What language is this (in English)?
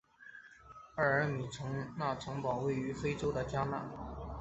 Chinese